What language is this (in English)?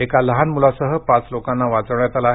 Marathi